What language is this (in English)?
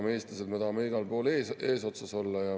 Estonian